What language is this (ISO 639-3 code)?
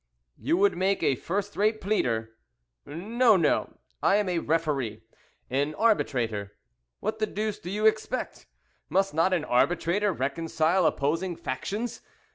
eng